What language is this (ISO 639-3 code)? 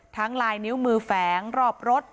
tha